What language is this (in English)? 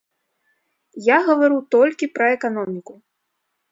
Belarusian